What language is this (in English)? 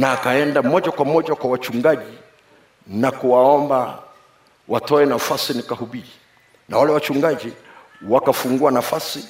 Swahili